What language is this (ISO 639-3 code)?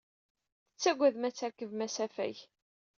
kab